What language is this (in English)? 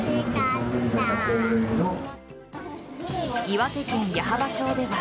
Japanese